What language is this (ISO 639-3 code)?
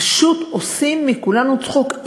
heb